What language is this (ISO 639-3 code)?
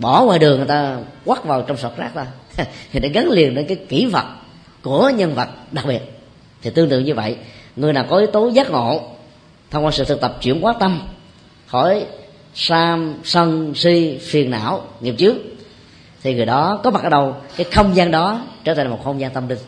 vie